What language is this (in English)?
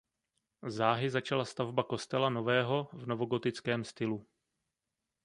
Czech